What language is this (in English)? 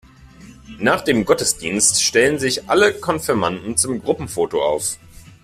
German